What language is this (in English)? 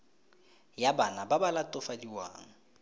Tswana